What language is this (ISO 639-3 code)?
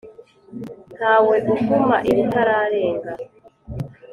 kin